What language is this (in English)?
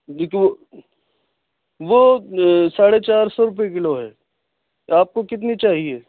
Urdu